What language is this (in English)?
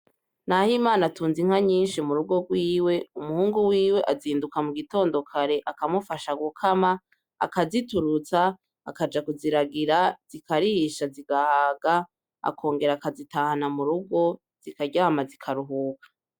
Rundi